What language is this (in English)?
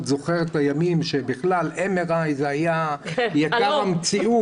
Hebrew